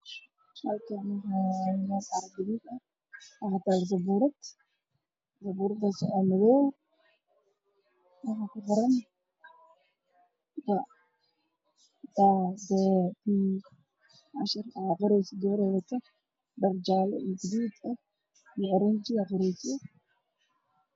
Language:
Somali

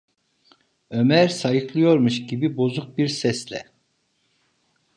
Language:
Turkish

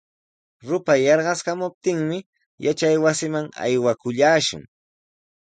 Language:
Sihuas Ancash Quechua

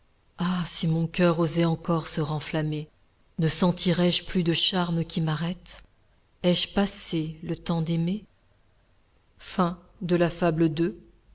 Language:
French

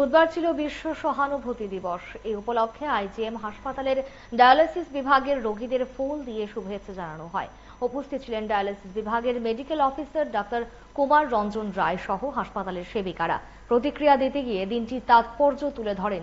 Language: Bangla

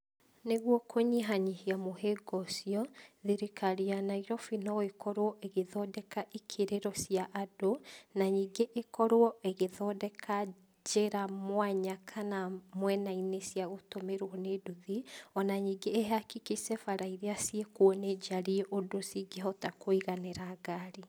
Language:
Kikuyu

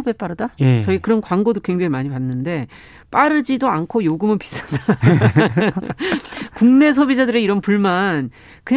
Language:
Korean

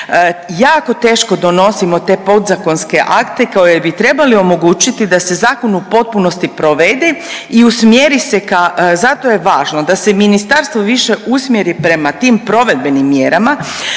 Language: Croatian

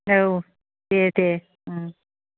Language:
Bodo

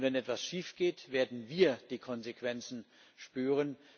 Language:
German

